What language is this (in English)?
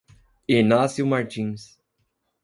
Portuguese